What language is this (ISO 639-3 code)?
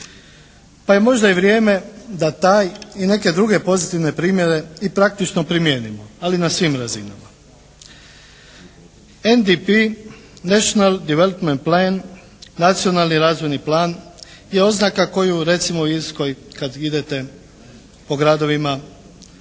hrv